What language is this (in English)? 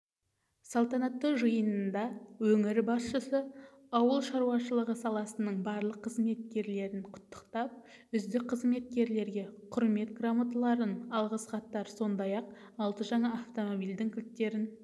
Kazakh